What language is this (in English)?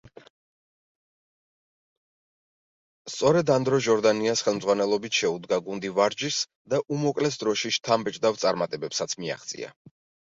Georgian